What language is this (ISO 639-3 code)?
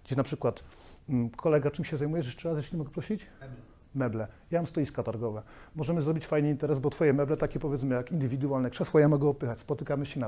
pol